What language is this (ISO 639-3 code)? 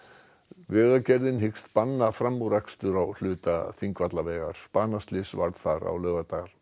isl